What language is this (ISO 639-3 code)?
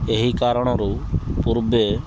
ori